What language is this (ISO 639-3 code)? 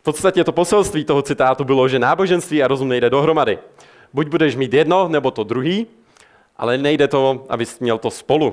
ces